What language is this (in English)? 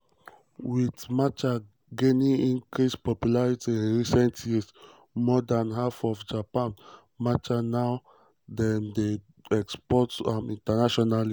Nigerian Pidgin